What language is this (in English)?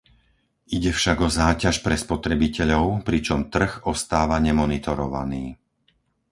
Slovak